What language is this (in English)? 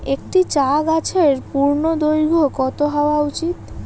Bangla